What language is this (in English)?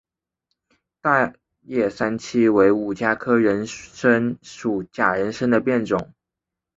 Chinese